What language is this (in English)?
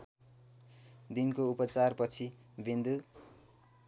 Nepali